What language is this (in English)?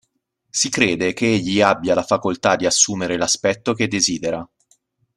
Italian